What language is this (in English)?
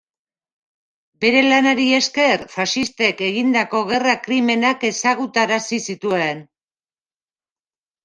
Basque